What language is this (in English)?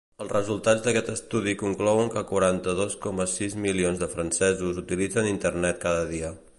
Catalan